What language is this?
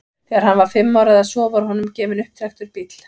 Icelandic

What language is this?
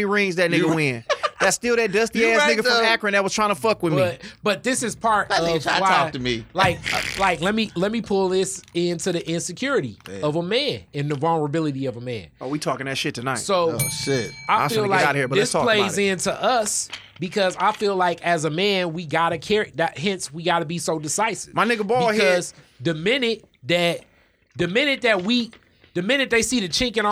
English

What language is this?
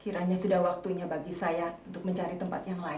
Indonesian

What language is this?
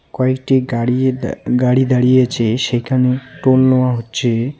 Bangla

